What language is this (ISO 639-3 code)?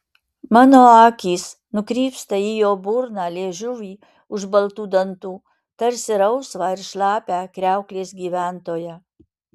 lit